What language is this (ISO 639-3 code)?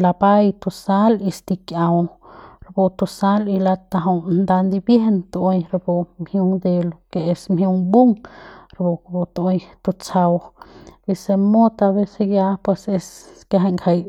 pbs